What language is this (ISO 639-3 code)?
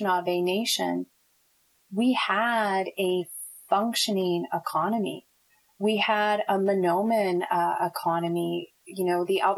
eng